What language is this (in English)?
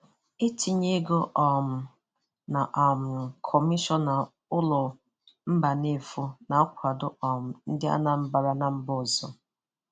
Igbo